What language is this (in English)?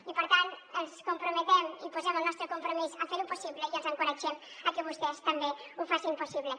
Catalan